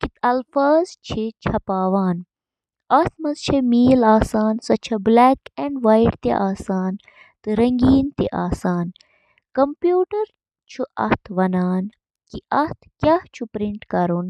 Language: Kashmiri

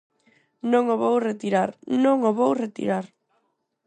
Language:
Galician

